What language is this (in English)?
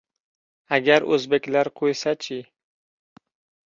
Uzbek